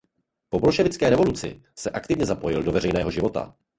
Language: Czech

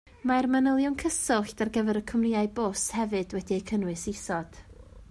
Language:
Welsh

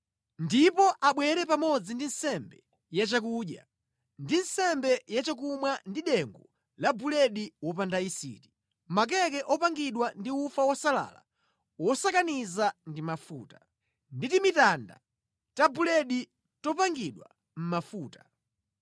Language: Nyanja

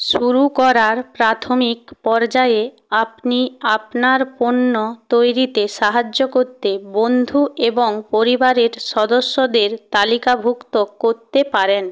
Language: Bangla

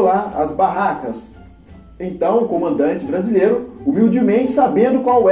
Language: Portuguese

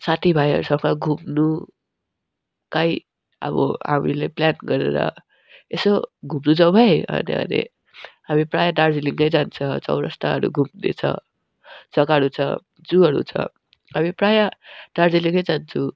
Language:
Nepali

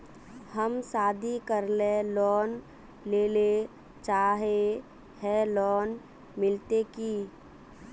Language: Magahi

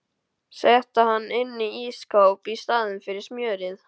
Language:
Icelandic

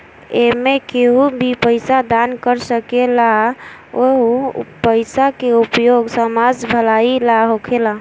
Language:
Bhojpuri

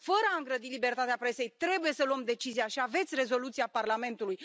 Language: Romanian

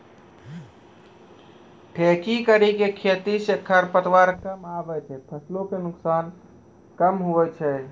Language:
Maithili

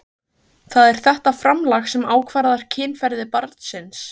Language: Icelandic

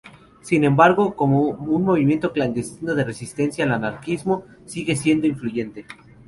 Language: Spanish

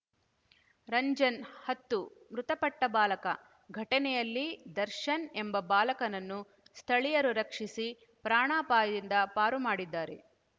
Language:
Kannada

